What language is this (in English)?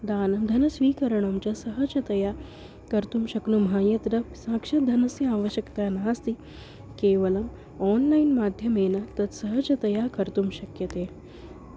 Sanskrit